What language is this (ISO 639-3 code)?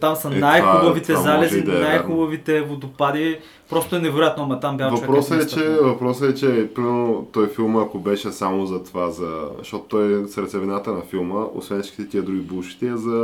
bul